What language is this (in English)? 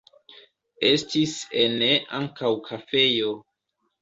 Esperanto